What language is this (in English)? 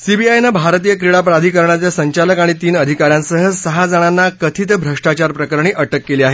Marathi